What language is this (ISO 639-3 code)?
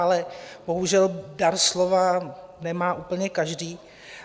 ces